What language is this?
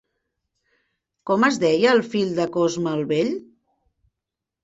Catalan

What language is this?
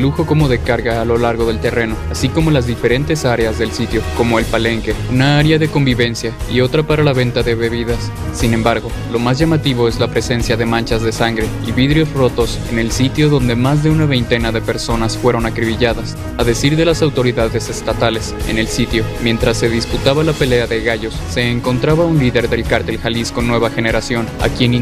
Spanish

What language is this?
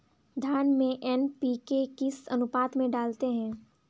Hindi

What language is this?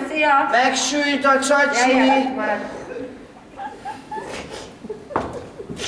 Hungarian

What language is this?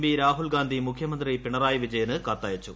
Malayalam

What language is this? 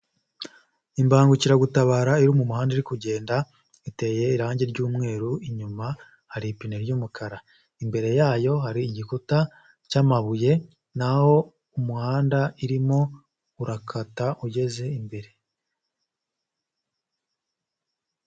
Kinyarwanda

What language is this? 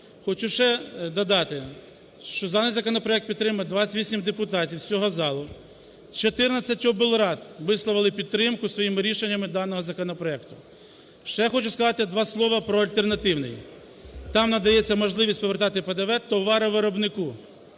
Ukrainian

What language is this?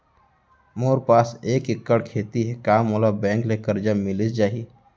Chhattisgarhi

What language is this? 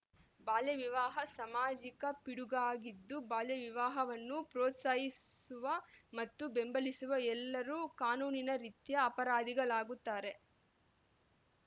Kannada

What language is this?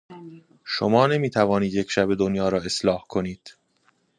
Persian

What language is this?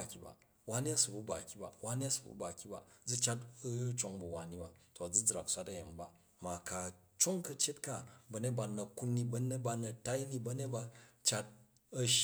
Jju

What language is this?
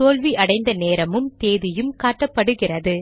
Tamil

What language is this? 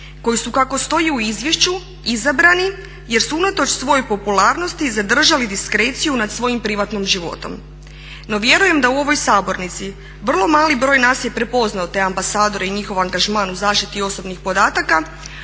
Croatian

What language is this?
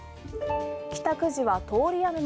Japanese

